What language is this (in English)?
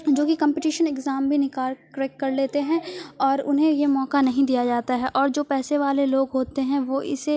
Urdu